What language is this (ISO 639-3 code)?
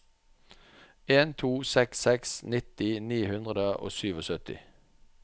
nor